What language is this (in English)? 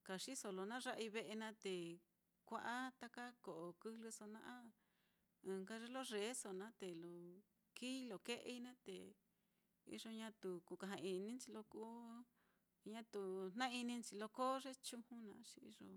Mitlatongo Mixtec